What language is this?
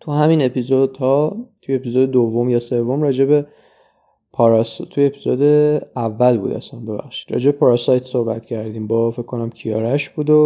Persian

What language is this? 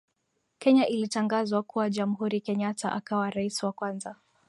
Swahili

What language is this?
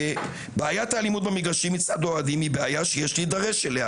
Hebrew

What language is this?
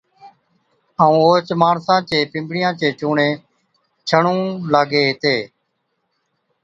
Od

